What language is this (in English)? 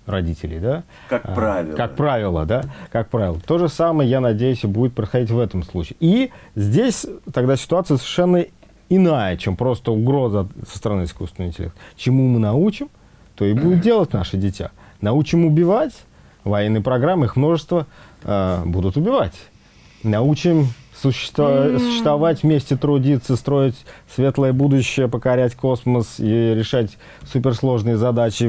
Russian